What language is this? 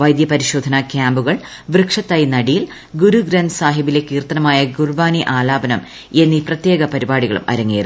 Malayalam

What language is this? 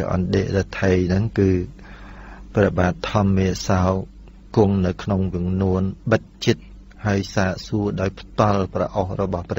Thai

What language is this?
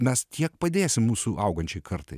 Lithuanian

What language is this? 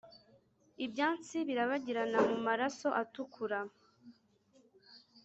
Kinyarwanda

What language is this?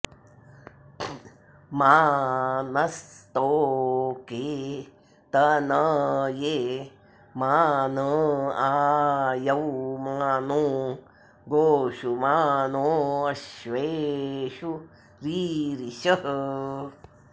Sanskrit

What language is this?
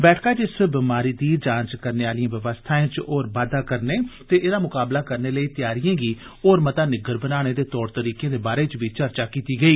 Dogri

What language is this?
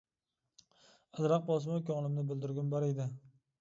Uyghur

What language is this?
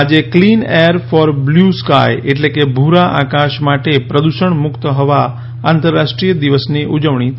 Gujarati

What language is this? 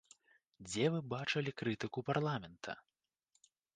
Belarusian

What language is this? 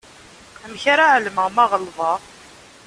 Kabyle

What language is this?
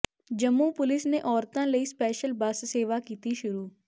Punjabi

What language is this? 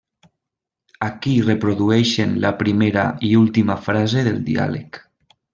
Catalan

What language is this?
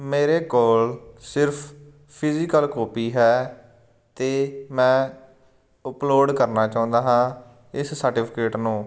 Punjabi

